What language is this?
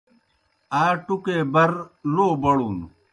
Kohistani Shina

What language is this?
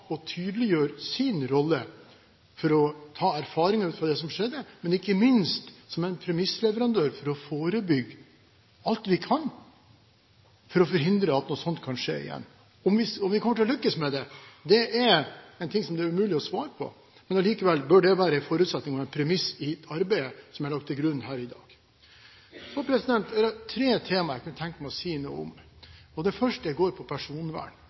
Norwegian Bokmål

